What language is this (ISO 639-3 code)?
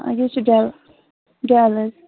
kas